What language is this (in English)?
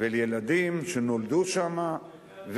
Hebrew